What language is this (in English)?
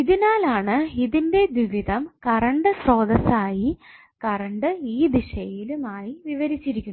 Malayalam